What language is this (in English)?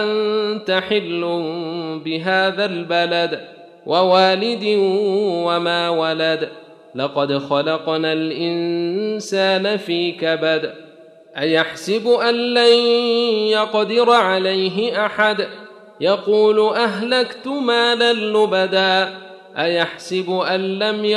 Arabic